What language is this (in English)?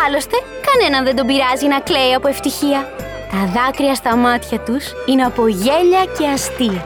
Greek